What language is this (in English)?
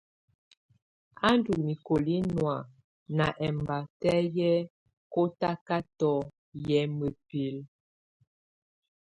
Tunen